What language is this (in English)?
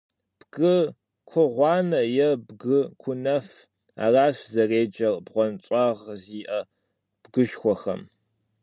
Kabardian